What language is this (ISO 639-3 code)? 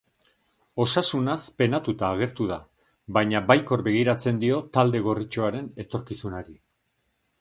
eus